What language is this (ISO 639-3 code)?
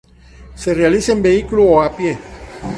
spa